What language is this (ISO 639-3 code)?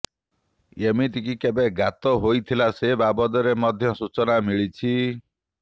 ori